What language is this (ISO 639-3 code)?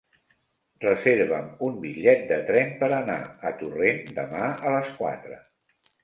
cat